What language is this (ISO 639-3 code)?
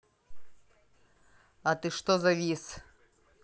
rus